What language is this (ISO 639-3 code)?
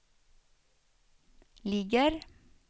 swe